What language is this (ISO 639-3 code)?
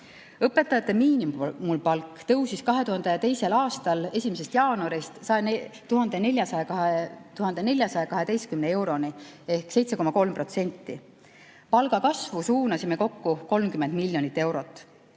est